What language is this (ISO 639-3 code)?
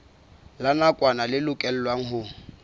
sot